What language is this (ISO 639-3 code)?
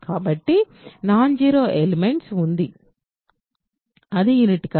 tel